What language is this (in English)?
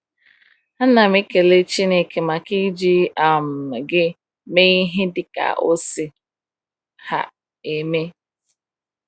Igbo